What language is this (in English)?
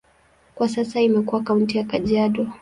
Swahili